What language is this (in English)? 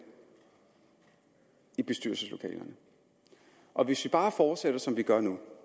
Danish